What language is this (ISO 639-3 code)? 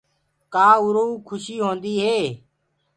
ggg